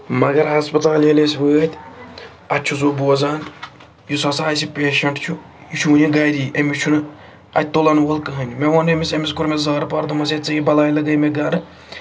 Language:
Kashmiri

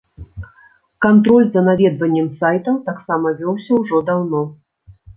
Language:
Belarusian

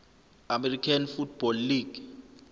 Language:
Zulu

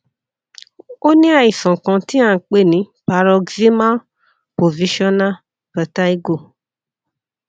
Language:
Yoruba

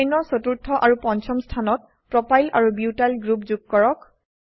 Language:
Assamese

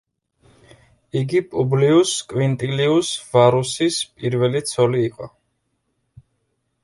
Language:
Georgian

